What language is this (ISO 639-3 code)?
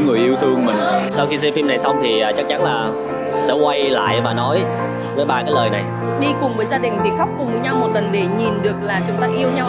vie